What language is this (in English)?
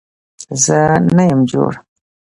Pashto